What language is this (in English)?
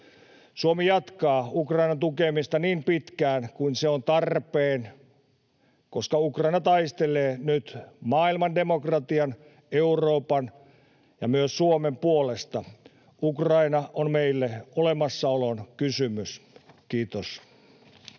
Finnish